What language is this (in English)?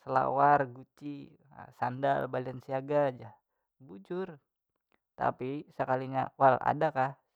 Banjar